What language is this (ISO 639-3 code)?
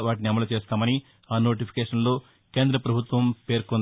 tel